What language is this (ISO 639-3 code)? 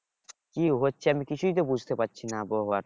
ben